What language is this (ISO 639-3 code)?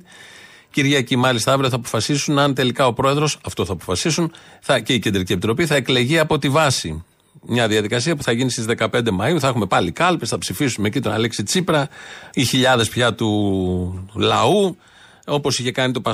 ell